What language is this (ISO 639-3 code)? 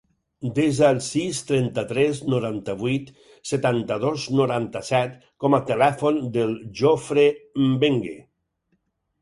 cat